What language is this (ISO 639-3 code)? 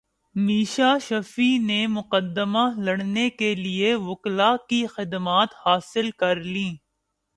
urd